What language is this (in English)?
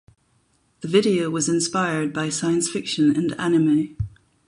English